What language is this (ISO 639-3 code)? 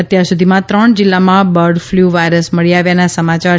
guj